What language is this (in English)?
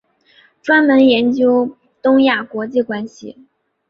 Chinese